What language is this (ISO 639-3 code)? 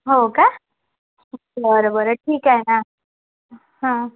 mar